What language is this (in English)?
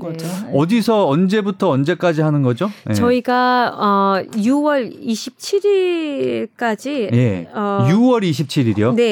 Korean